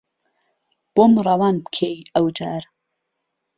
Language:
Central Kurdish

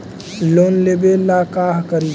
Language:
Magahi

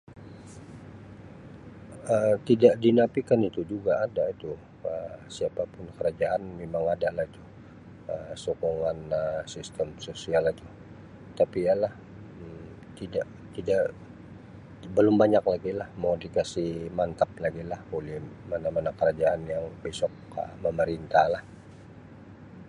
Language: Sabah Malay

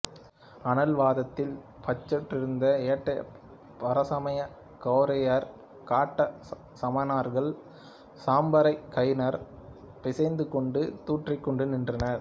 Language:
Tamil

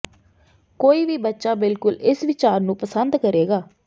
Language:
Punjabi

